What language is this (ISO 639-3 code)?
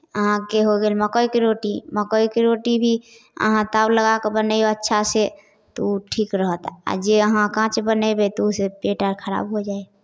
mai